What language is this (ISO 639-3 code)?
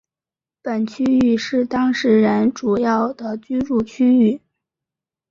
zho